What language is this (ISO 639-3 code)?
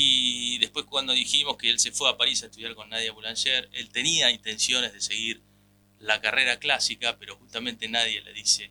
spa